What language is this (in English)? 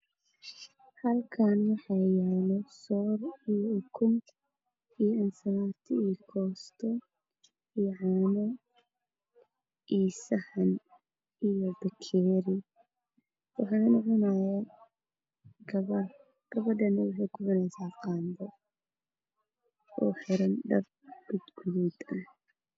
Somali